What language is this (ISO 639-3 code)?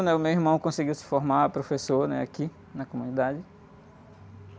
por